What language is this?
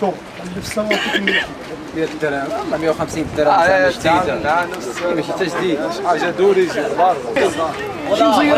Arabic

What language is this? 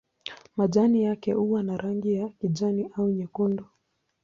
Swahili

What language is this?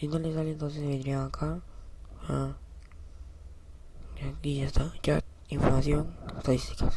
Spanish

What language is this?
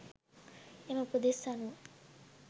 Sinhala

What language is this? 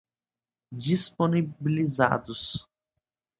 Portuguese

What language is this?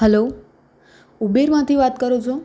Gujarati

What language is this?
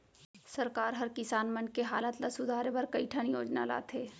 Chhattisgarhi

